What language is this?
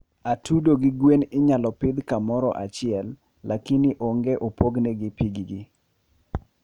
Luo (Kenya and Tanzania)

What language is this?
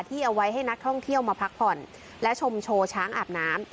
Thai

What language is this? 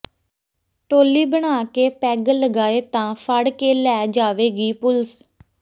Punjabi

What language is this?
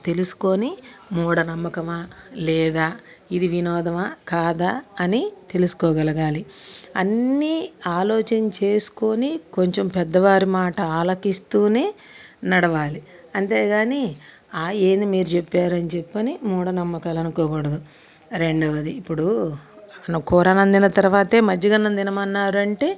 Telugu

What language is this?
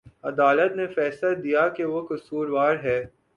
Urdu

